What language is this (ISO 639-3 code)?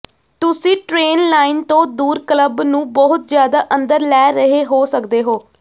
pan